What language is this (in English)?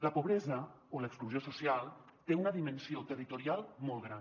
Catalan